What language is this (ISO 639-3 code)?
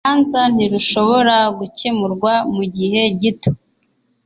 kin